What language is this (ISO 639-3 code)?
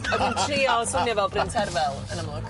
cym